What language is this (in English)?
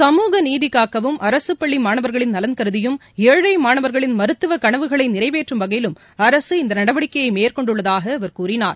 Tamil